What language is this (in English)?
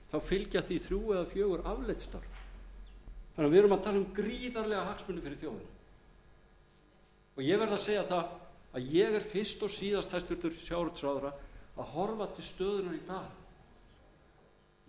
Icelandic